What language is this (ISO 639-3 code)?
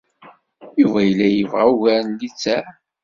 kab